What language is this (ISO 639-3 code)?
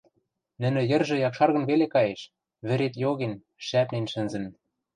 mrj